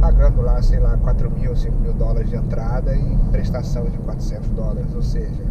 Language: Portuguese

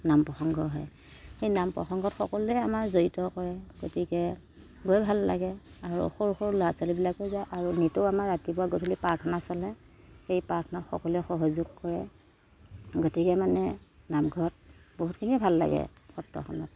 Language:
Assamese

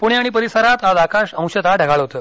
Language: Marathi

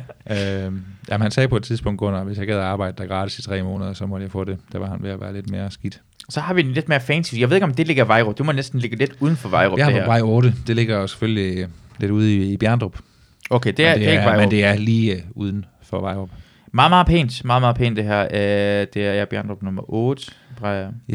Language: Danish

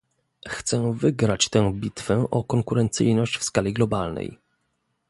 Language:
Polish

